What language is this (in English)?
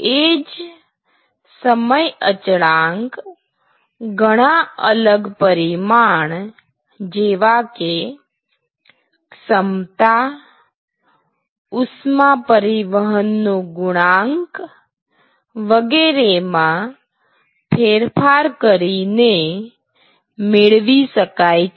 Gujarati